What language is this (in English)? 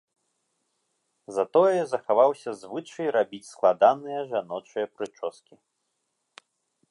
Belarusian